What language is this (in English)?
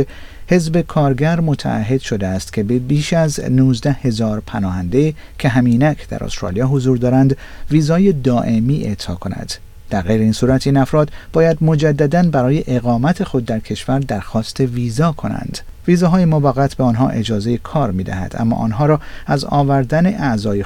Persian